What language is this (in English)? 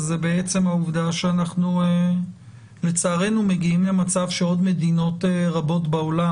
Hebrew